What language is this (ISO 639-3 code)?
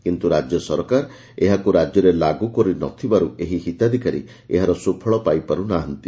ori